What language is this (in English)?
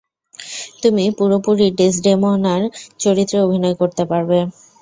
Bangla